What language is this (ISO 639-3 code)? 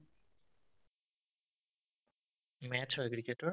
asm